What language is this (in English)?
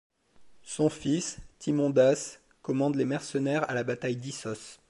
French